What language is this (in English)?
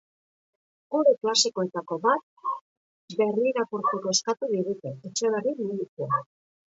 Basque